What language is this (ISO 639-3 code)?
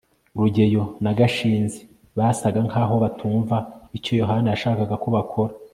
kin